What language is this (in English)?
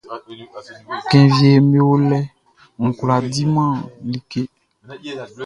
Baoulé